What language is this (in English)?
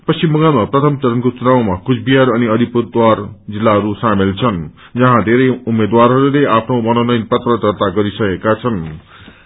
Nepali